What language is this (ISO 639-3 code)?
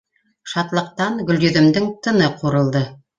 bak